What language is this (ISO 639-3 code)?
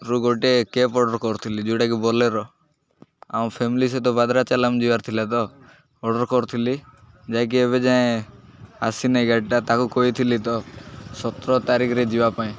ori